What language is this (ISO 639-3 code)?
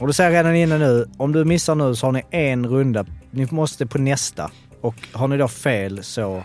swe